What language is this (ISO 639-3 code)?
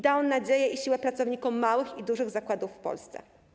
pol